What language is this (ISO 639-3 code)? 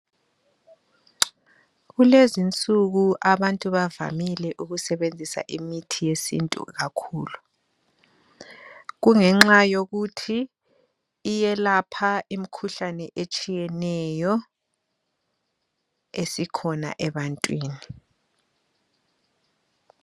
nde